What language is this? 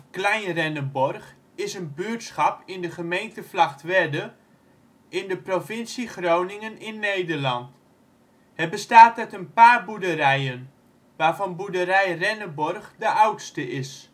Dutch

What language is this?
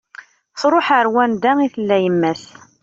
Kabyle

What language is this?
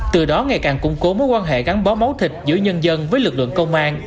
Vietnamese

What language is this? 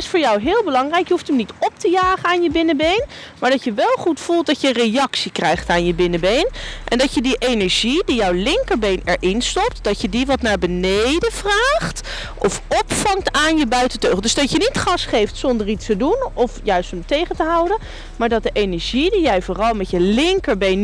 Dutch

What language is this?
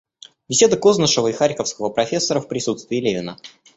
Russian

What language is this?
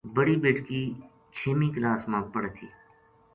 Gujari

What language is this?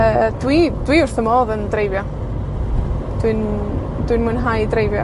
Welsh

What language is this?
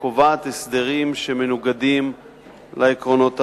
Hebrew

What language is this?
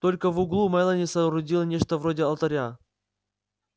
Russian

